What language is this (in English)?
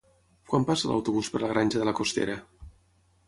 Catalan